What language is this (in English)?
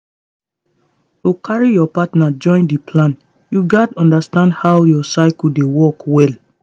Nigerian Pidgin